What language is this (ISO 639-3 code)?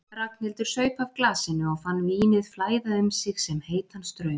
isl